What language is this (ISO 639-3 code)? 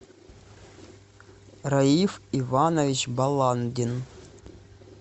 rus